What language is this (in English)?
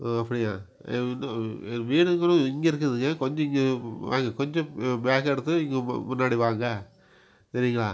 Tamil